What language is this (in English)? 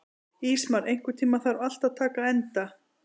Icelandic